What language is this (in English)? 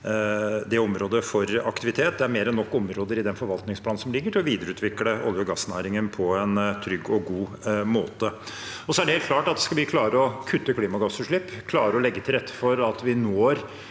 Norwegian